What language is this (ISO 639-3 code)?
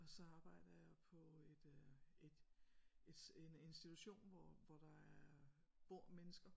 dan